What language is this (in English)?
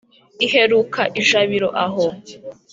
Kinyarwanda